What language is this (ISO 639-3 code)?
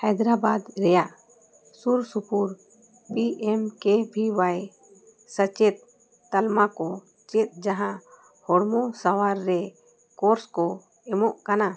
sat